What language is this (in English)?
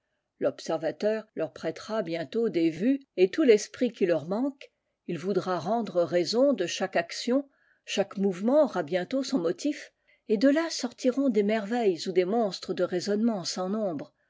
French